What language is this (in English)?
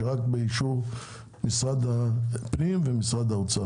Hebrew